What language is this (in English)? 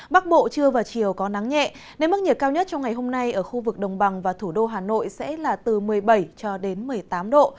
Vietnamese